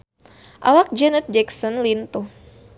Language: Sundanese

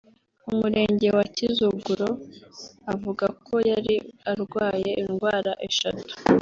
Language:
Kinyarwanda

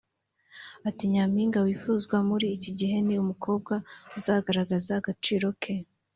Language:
Kinyarwanda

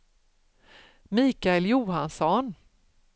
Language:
Swedish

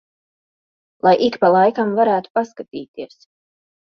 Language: Latvian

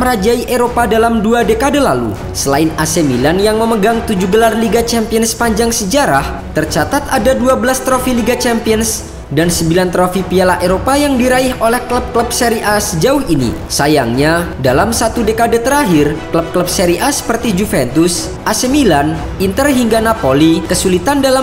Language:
Indonesian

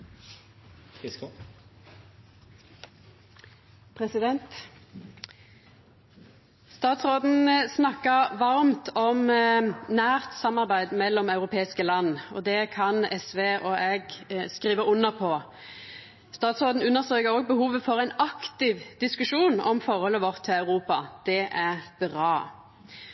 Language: Norwegian Nynorsk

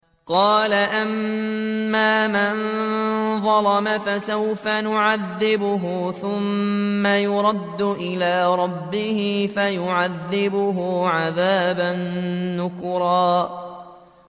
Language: Arabic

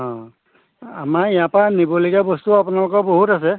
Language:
Assamese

